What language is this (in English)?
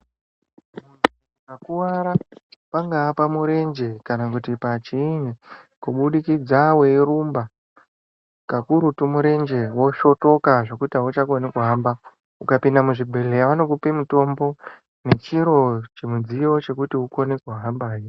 Ndau